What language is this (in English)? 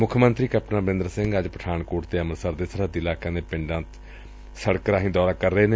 Punjabi